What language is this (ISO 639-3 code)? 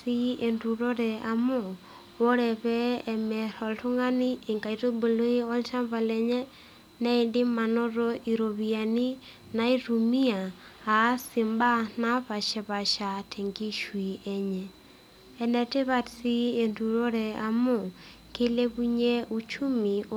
mas